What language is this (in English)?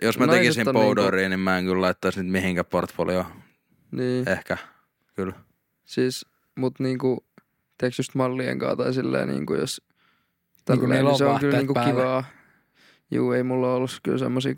Finnish